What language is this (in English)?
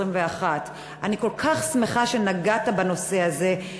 Hebrew